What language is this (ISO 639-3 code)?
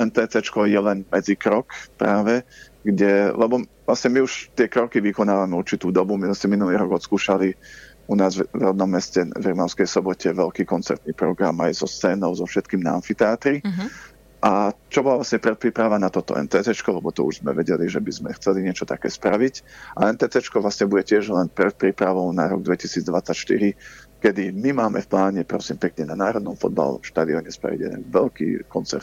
slk